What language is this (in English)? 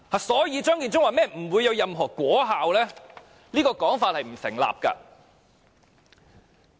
Cantonese